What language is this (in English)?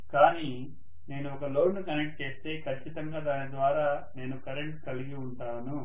Telugu